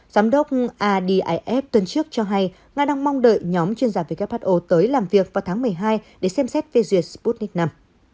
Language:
Vietnamese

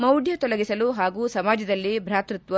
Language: Kannada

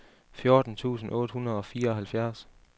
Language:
Danish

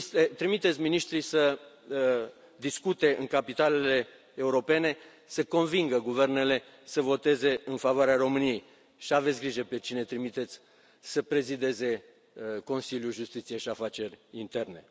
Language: Romanian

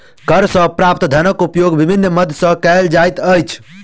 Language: Maithili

